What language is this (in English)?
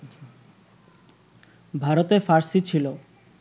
Bangla